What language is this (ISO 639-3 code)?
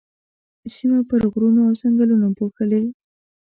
pus